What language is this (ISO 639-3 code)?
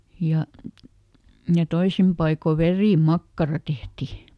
fin